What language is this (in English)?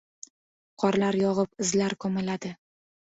Uzbek